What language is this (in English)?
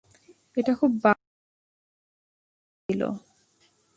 Bangla